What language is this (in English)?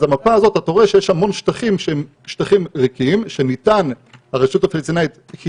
Hebrew